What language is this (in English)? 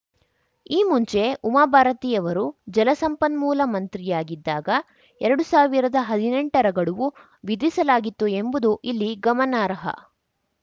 Kannada